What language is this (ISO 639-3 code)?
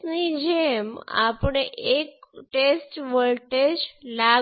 guj